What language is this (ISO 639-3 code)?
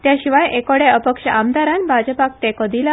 kok